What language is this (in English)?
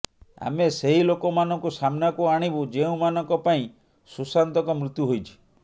Odia